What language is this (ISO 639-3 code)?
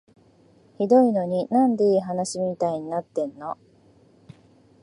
jpn